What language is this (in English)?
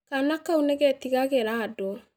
Kikuyu